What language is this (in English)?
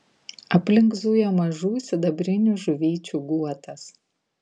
Lithuanian